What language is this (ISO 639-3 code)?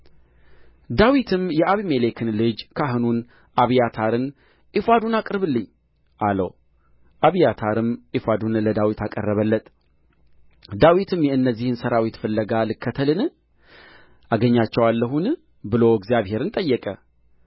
amh